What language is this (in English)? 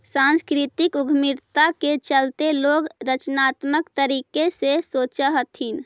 Magahi